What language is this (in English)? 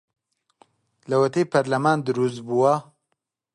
Central Kurdish